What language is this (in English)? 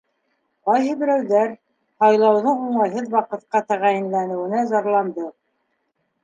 Bashkir